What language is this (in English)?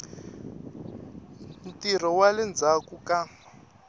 Tsonga